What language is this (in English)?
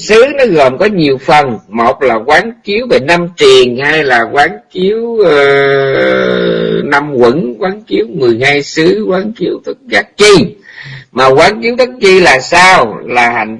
Vietnamese